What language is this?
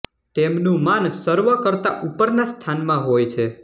Gujarati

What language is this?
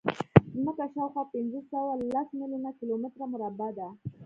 Pashto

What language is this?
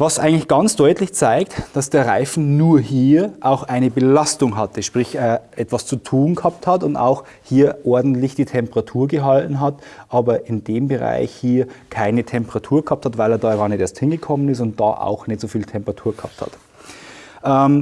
German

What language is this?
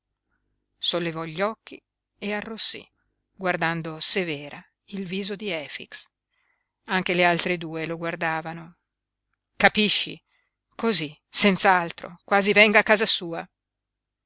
Italian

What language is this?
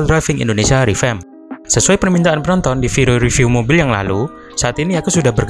Indonesian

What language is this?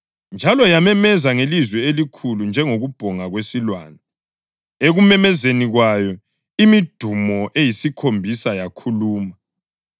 North Ndebele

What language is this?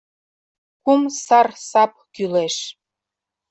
Mari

